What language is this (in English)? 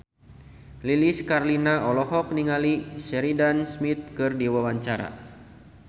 Sundanese